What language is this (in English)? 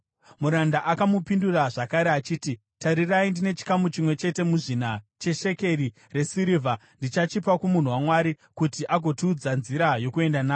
Shona